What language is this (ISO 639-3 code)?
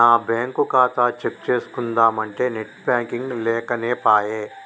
tel